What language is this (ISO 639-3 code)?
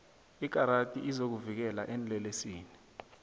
nbl